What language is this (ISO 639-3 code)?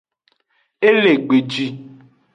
ajg